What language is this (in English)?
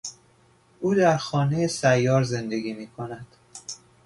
Persian